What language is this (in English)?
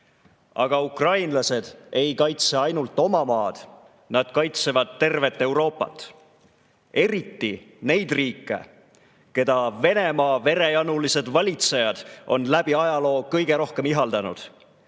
Estonian